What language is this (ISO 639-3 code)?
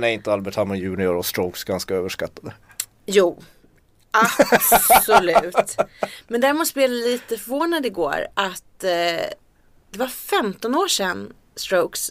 swe